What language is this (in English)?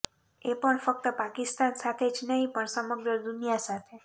Gujarati